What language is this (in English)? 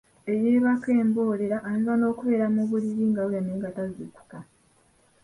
Ganda